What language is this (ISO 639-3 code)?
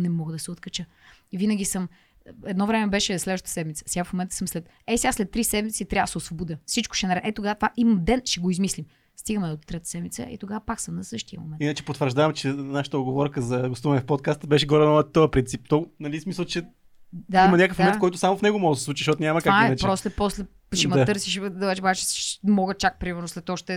bul